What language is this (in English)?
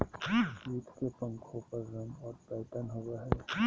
Magahi